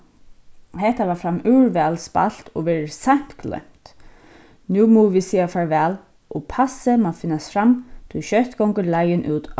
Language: Faroese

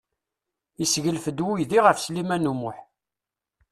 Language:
Kabyle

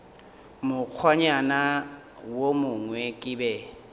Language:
Northern Sotho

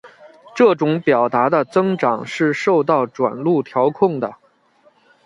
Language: Chinese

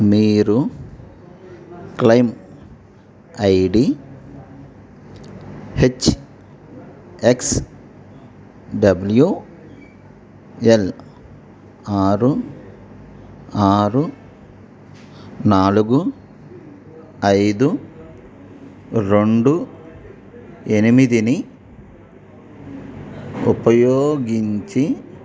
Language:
Telugu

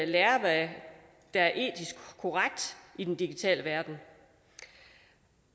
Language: Danish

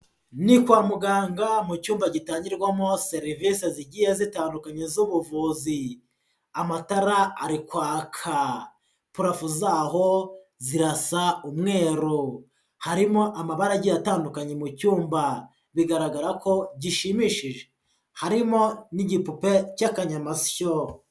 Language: Kinyarwanda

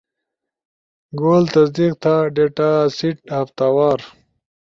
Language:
Ushojo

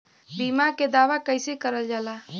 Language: Bhojpuri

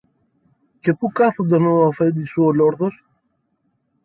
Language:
Greek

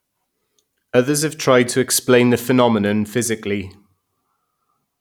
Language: English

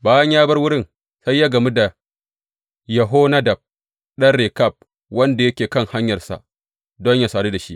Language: Hausa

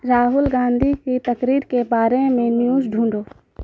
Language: Urdu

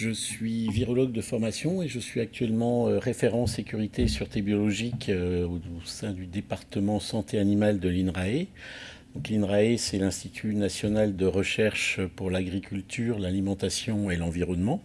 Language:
French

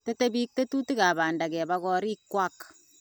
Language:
Kalenjin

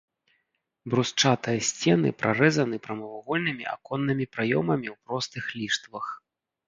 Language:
Belarusian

